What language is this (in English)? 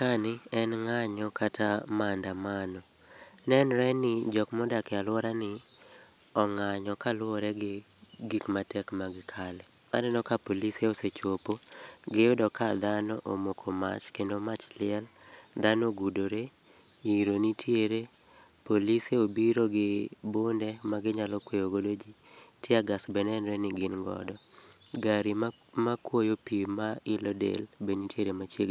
Luo (Kenya and Tanzania)